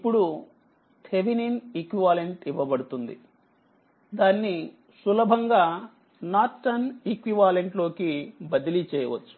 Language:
Telugu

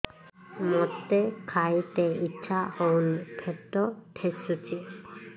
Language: Odia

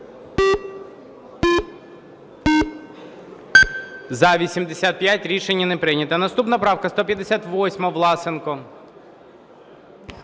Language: Ukrainian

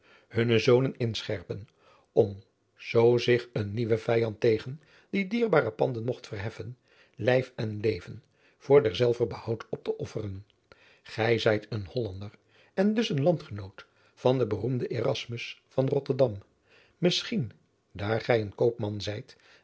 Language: Dutch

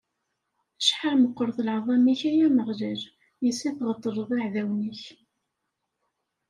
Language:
Kabyle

